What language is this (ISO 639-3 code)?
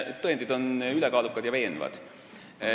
est